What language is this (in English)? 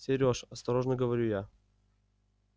Russian